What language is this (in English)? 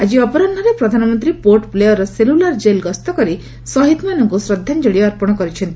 Odia